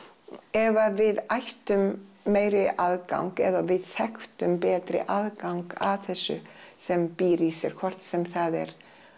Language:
Icelandic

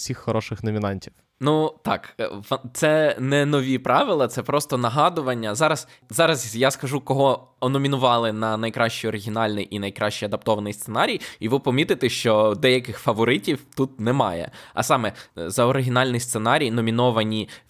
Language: Ukrainian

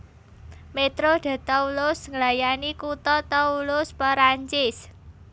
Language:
Javanese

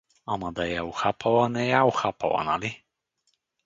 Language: Bulgarian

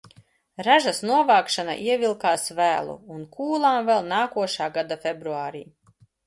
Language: Latvian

